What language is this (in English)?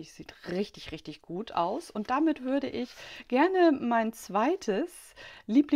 German